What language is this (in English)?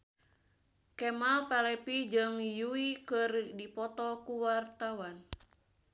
Sundanese